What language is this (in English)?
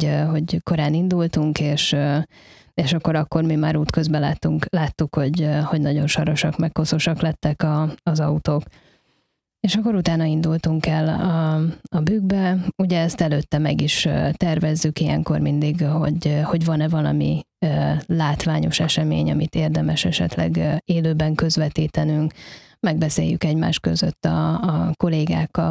Hungarian